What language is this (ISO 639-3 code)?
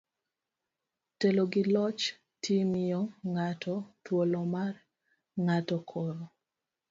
luo